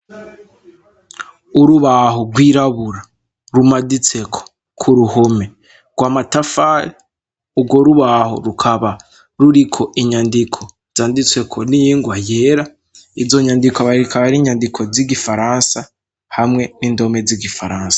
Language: Rundi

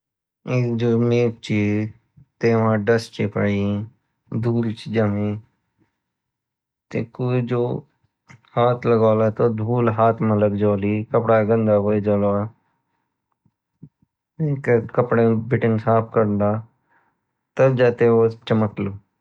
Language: Garhwali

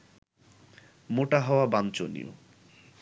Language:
Bangla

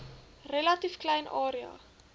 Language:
Afrikaans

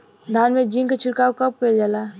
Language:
Bhojpuri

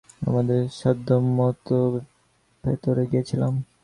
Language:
Bangla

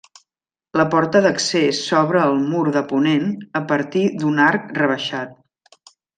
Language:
Catalan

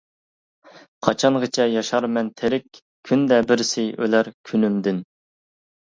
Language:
Uyghur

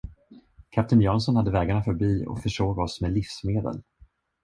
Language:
Swedish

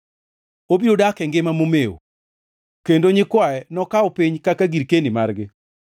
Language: Luo (Kenya and Tanzania)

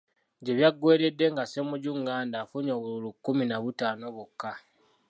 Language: Ganda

